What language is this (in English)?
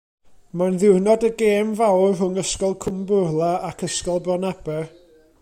Welsh